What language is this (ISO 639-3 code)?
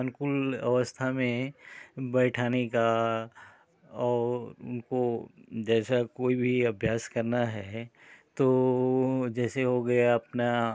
hin